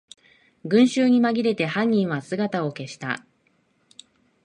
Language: Japanese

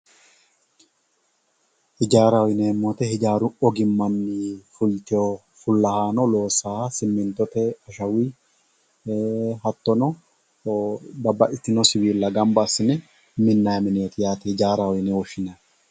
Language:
Sidamo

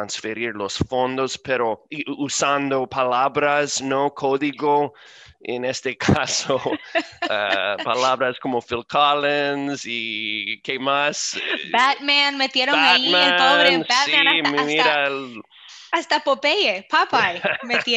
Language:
Spanish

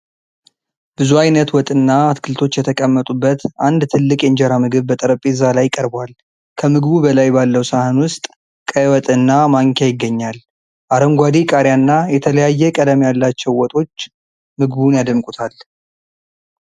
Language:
Amharic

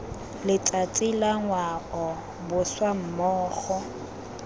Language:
Tswana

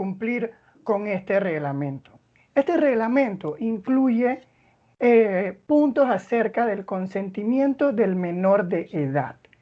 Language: Spanish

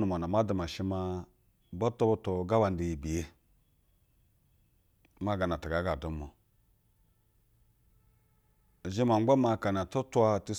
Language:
Basa (Nigeria)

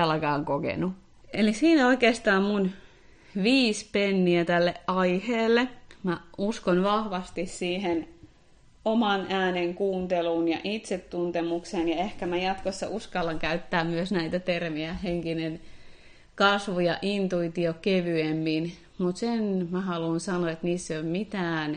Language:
Finnish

